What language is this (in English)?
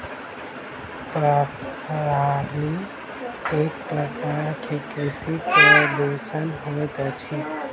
Maithili